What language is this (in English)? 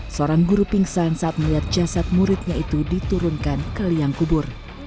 Indonesian